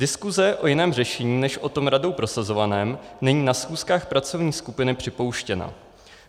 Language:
Czech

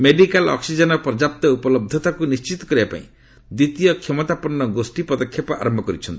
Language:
Odia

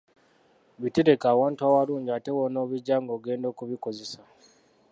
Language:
Ganda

